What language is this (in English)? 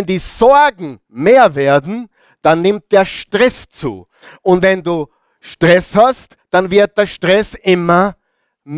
German